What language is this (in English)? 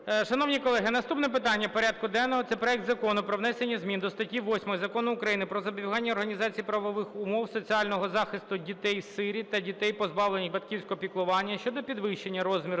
Ukrainian